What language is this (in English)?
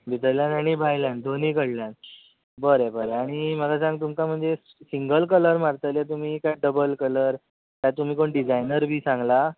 Konkani